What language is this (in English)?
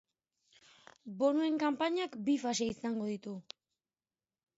Basque